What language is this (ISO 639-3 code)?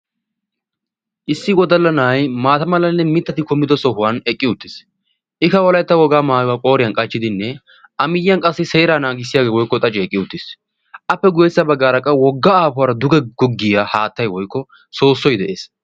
wal